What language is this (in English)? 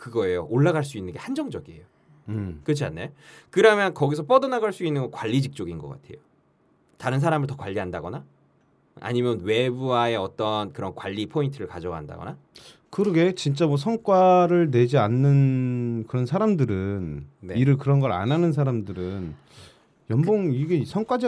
Korean